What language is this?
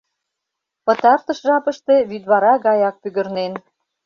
Mari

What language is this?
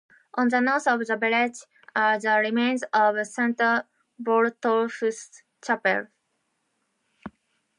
English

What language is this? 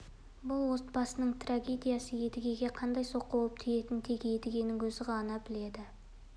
Kazakh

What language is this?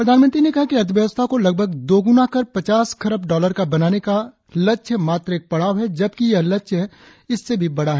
Hindi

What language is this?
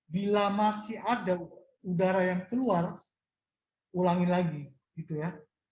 Indonesian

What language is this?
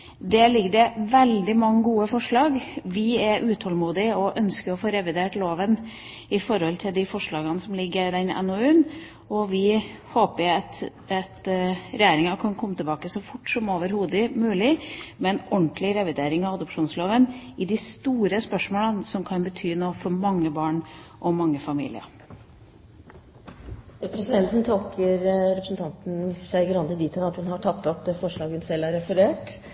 Norwegian Bokmål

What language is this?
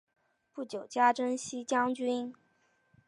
Chinese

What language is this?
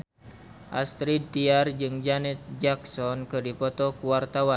Sundanese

